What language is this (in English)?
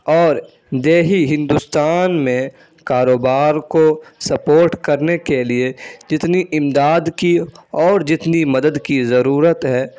Urdu